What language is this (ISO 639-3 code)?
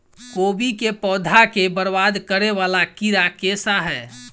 mai